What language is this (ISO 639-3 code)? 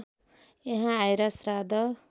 nep